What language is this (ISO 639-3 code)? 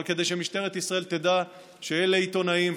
heb